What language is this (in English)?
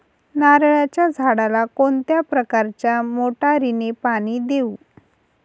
Marathi